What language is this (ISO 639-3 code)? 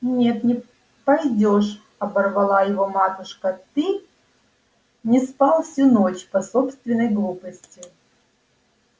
rus